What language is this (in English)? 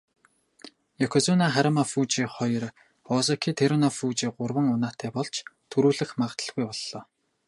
Mongolian